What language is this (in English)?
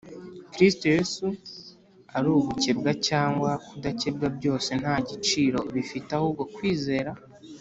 Kinyarwanda